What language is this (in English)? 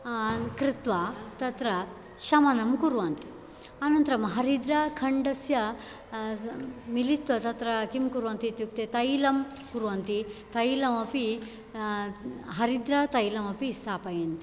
Sanskrit